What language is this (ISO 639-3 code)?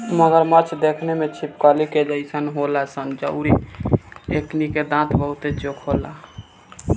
bho